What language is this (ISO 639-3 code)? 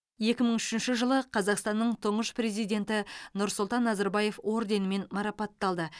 kaz